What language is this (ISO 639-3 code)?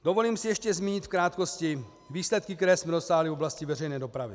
ces